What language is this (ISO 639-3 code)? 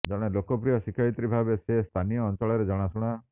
ori